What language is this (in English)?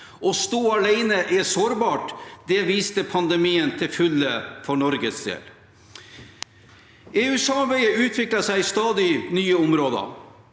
Norwegian